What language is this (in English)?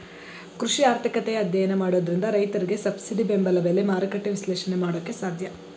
Kannada